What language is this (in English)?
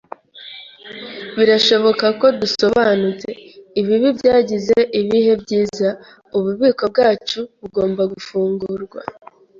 Kinyarwanda